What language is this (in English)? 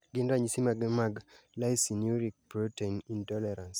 Luo (Kenya and Tanzania)